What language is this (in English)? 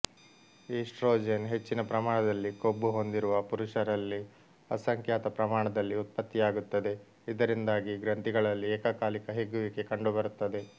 Kannada